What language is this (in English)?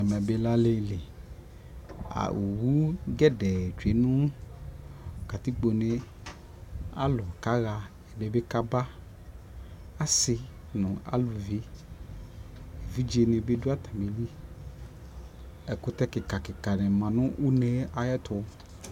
Ikposo